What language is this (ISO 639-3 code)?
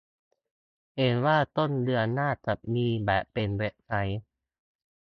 tha